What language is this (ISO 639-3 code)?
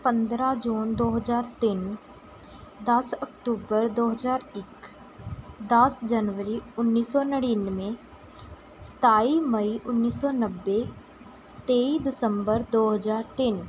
pan